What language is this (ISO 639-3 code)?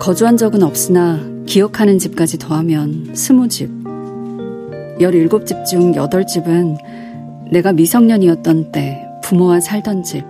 kor